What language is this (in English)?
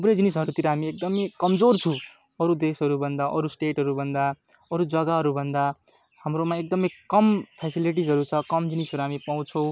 Nepali